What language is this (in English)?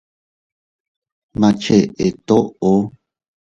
Teutila Cuicatec